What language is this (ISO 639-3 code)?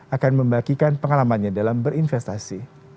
ind